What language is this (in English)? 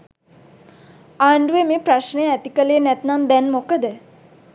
Sinhala